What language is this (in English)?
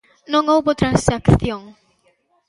Galician